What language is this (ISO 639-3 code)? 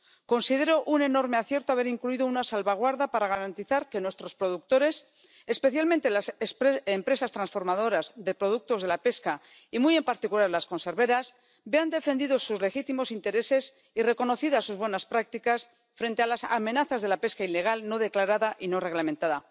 spa